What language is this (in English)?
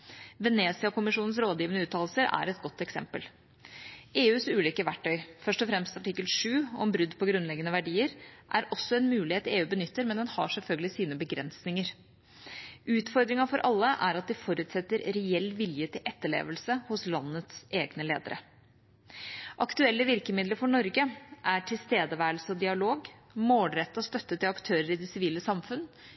Norwegian Bokmål